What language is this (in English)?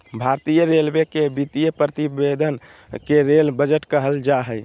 Magahi